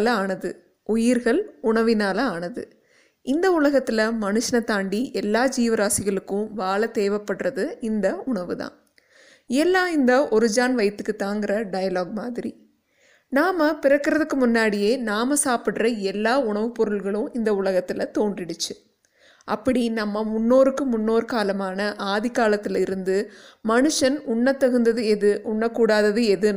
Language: Tamil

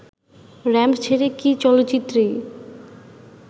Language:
Bangla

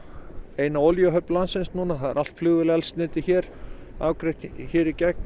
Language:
Icelandic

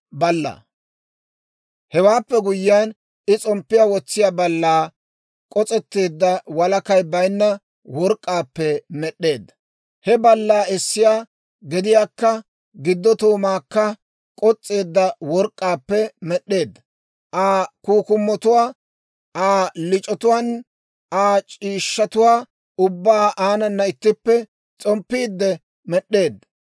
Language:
Dawro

